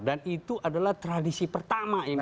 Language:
Indonesian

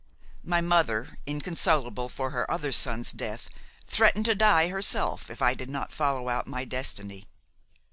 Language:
English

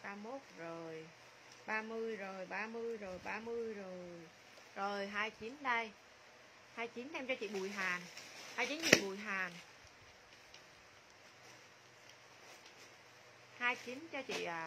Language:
Vietnamese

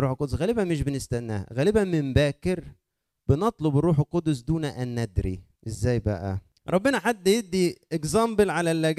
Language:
Arabic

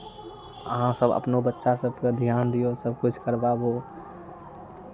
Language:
Maithili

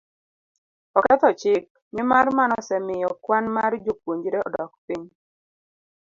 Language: Luo (Kenya and Tanzania)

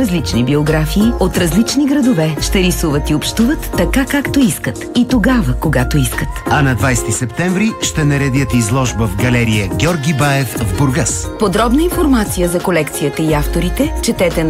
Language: Bulgarian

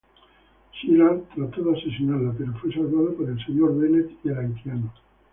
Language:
Spanish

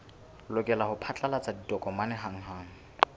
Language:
Southern Sotho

